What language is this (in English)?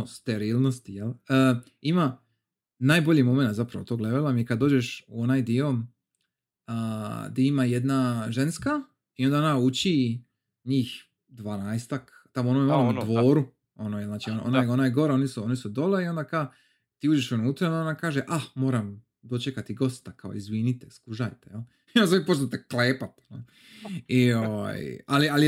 Croatian